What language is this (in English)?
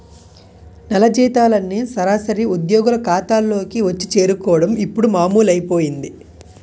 Telugu